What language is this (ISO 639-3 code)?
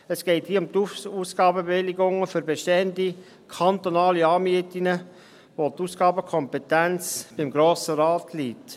gsw